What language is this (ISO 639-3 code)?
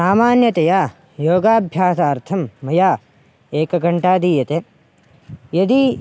san